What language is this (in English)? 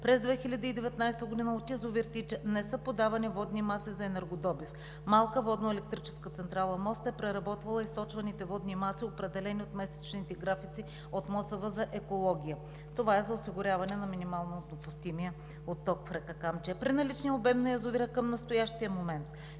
Bulgarian